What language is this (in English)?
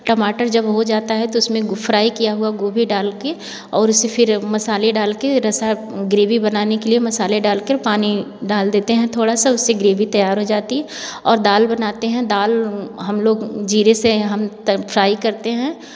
Hindi